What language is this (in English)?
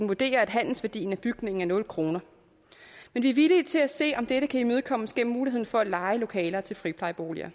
Danish